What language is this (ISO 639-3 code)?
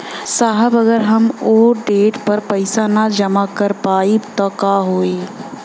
bho